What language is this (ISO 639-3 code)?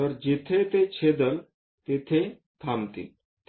mar